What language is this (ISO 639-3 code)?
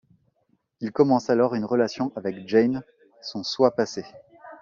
fra